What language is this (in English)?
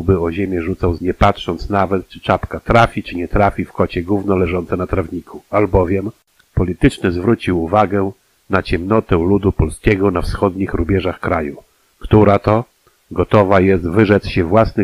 Polish